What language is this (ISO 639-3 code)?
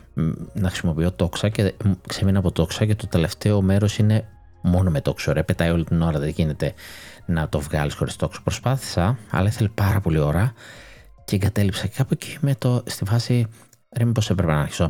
ell